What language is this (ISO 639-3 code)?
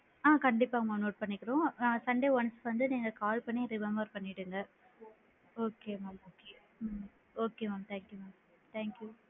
tam